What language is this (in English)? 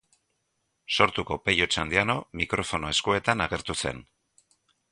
Basque